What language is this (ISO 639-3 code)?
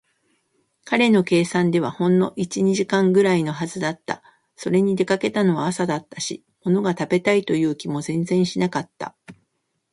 jpn